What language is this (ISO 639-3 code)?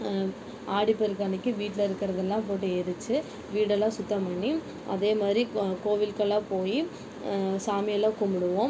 tam